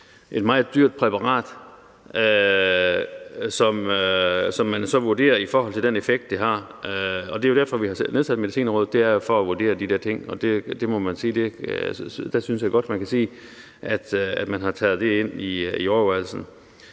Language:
Danish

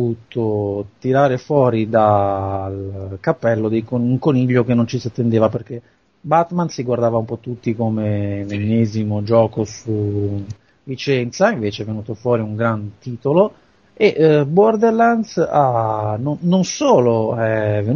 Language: Italian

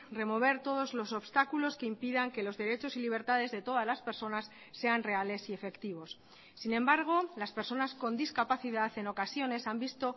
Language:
Spanish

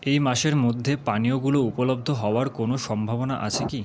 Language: Bangla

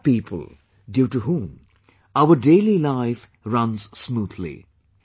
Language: English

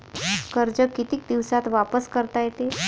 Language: Marathi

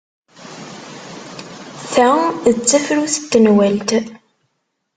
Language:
Kabyle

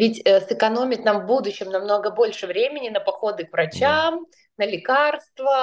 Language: Russian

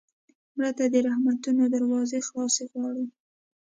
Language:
Pashto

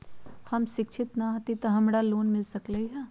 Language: Magahi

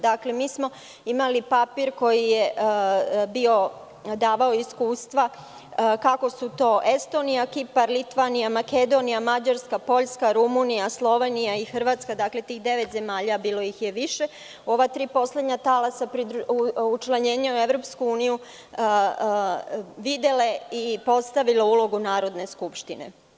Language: Serbian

